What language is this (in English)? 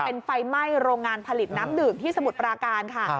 Thai